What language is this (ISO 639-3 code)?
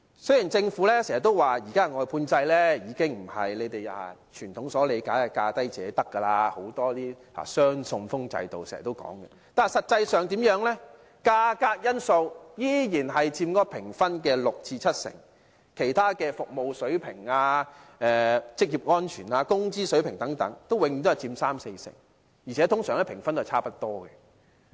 yue